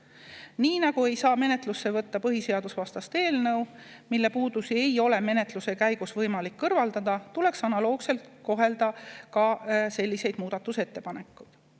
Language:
Estonian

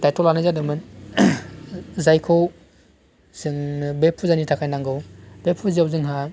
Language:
Bodo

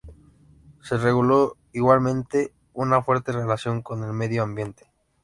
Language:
Spanish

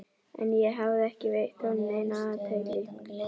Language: Icelandic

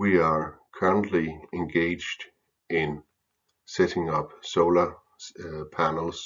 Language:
English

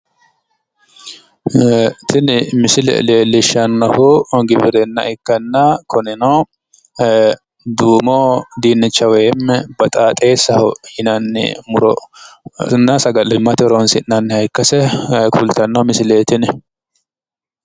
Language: Sidamo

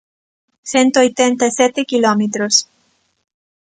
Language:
Galician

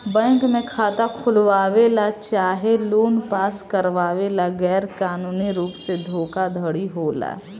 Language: Bhojpuri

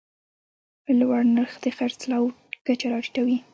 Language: Pashto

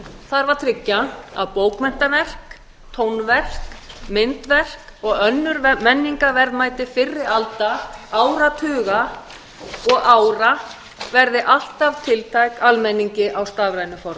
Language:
Icelandic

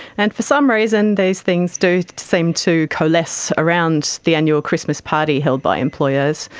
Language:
English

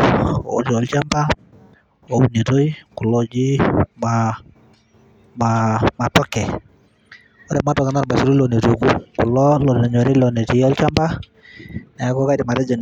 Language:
Masai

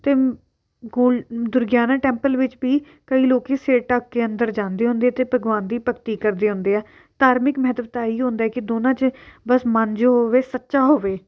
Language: Punjabi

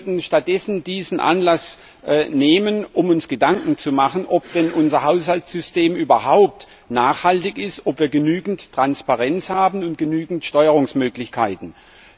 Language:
German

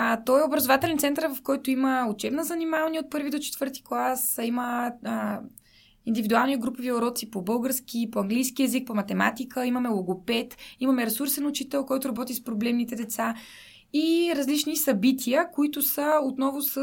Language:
Bulgarian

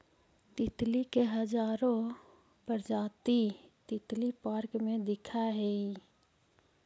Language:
Magahi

